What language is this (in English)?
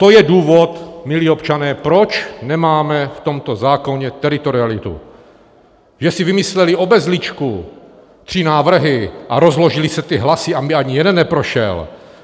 Czech